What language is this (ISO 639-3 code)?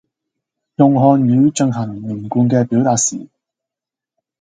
yue